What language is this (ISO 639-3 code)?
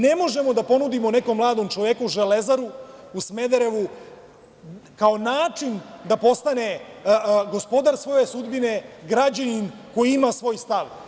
srp